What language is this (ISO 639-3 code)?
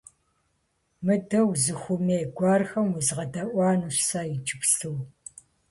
kbd